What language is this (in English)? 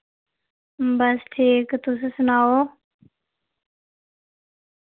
Dogri